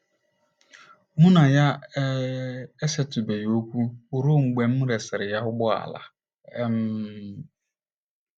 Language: Igbo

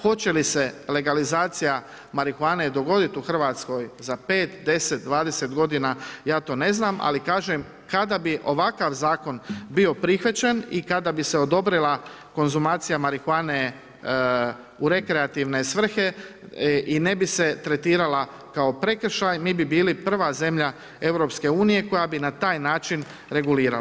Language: Croatian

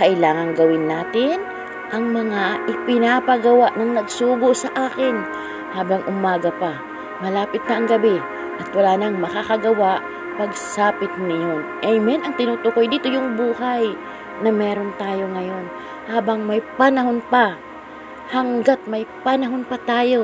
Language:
Filipino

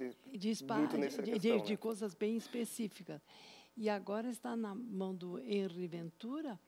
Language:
Portuguese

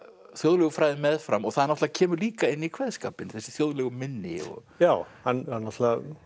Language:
Icelandic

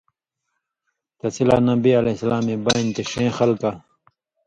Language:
Indus Kohistani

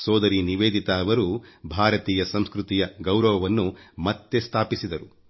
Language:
Kannada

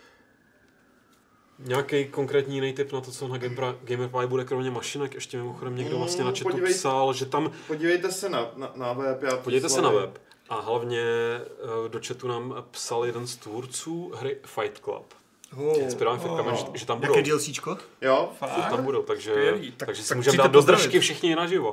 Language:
Czech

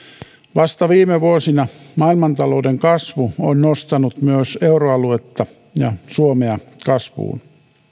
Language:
Finnish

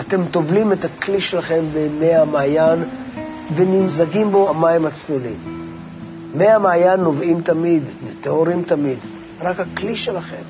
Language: Hebrew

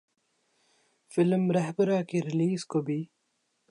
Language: Urdu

